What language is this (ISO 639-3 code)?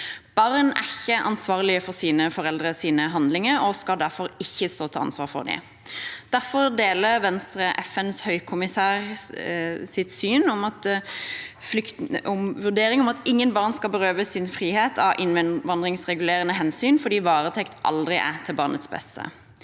nor